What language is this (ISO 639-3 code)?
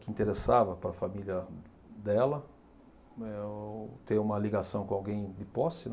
por